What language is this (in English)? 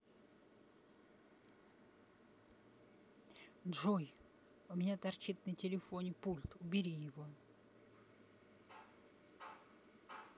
Russian